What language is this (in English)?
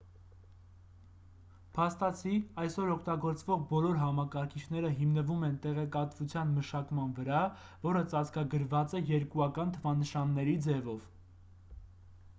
Armenian